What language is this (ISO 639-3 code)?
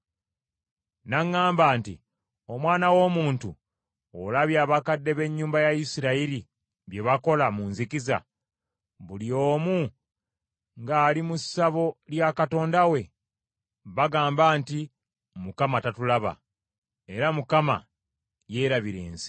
lug